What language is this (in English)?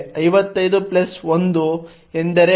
Kannada